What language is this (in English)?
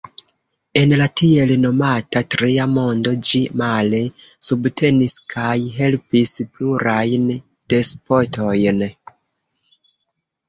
Esperanto